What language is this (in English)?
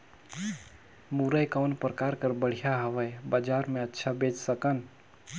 Chhattisgarhi